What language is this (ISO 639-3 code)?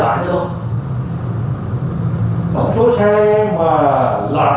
vie